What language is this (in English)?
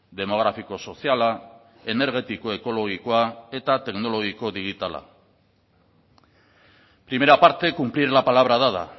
Basque